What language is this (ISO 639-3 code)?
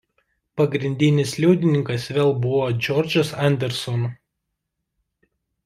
lit